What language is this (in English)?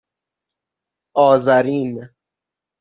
Persian